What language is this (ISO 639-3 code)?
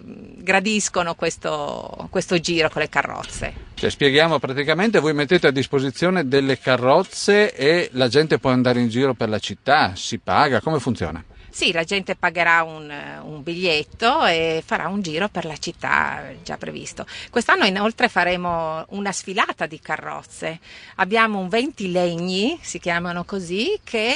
ita